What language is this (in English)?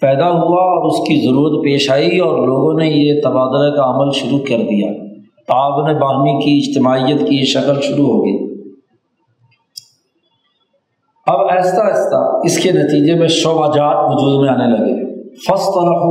Urdu